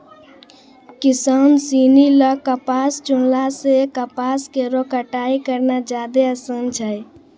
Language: Maithili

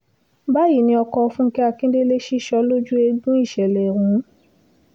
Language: Yoruba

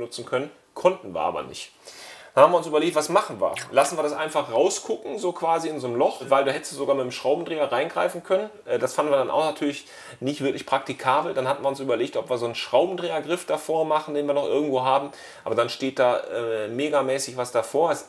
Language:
German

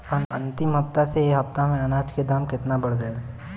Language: Bhojpuri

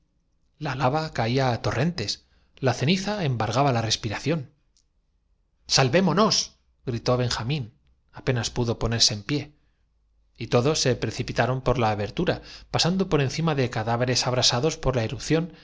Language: Spanish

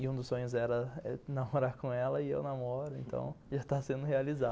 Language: Portuguese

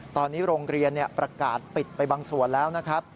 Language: Thai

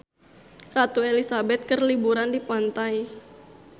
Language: Sundanese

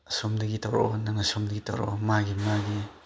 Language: Manipuri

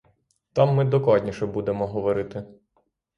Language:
Ukrainian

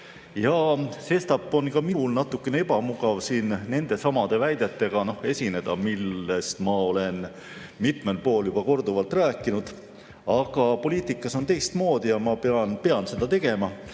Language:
Estonian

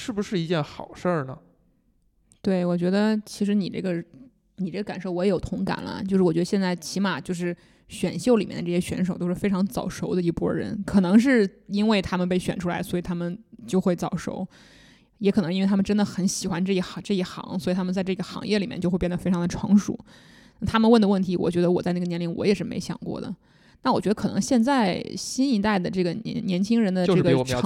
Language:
Chinese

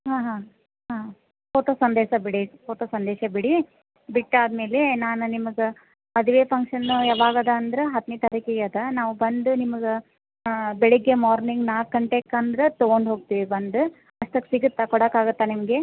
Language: Kannada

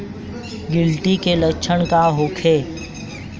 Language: Bhojpuri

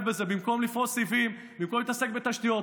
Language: Hebrew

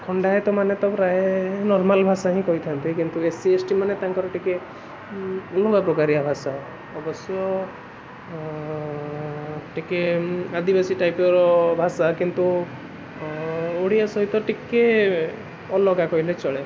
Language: Odia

